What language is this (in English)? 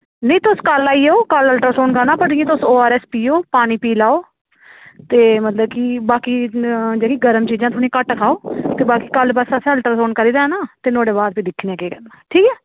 Dogri